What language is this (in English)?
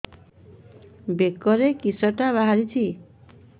Odia